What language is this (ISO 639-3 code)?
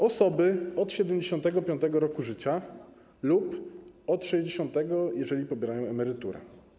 pol